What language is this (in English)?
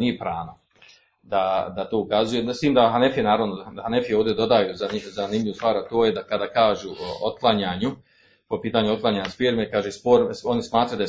Croatian